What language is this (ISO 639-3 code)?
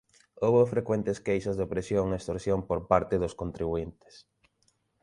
glg